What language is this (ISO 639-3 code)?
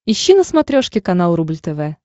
rus